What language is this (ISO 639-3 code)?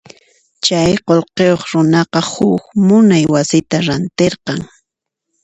qxp